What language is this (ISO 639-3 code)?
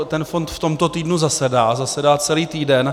ces